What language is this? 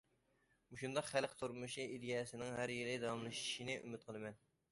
Uyghur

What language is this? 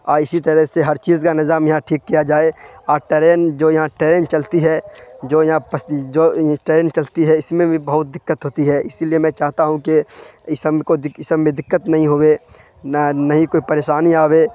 Urdu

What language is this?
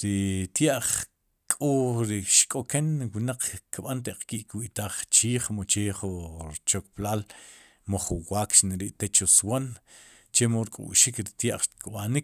Sipacapense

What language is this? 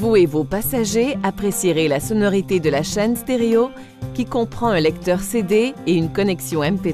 French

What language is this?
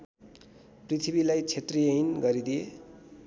Nepali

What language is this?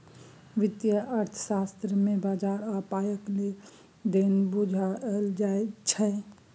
Maithili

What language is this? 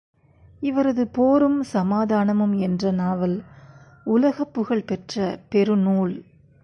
Tamil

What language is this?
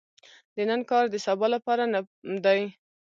Pashto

